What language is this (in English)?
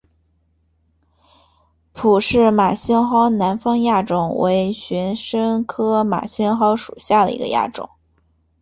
Chinese